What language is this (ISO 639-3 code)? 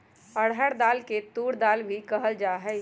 mag